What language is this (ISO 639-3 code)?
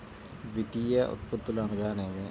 tel